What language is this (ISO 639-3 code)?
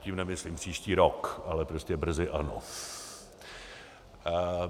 ces